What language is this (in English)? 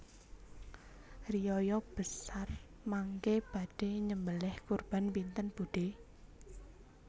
Javanese